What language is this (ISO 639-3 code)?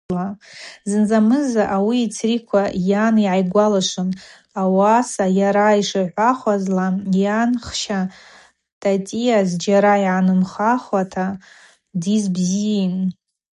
abq